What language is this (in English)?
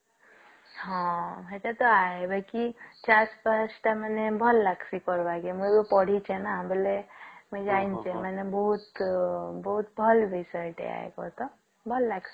Odia